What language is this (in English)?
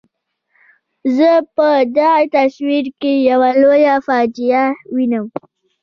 Pashto